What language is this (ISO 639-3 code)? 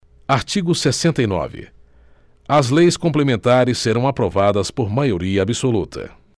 por